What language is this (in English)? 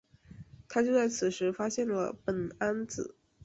Chinese